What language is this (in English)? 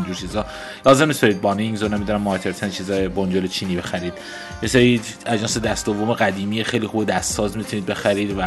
Persian